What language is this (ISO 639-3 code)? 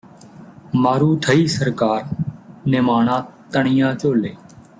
pan